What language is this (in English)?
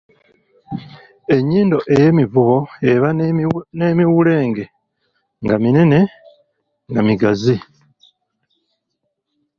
Ganda